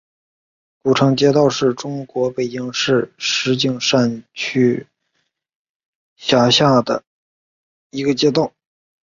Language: Chinese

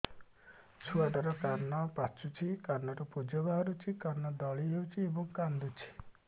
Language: Odia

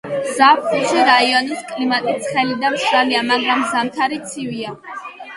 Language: Georgian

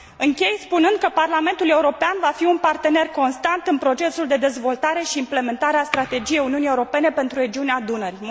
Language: Romanian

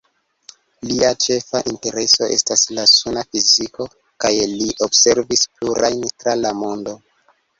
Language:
Esperanto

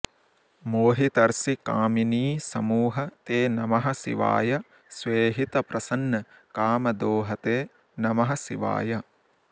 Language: Sanskrit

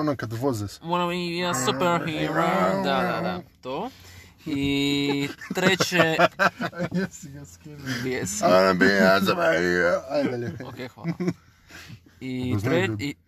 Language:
Croatian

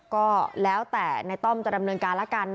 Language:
Thai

